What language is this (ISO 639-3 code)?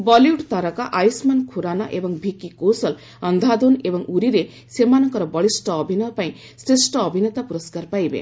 ori